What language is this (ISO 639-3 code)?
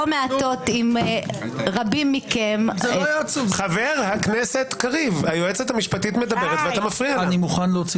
heb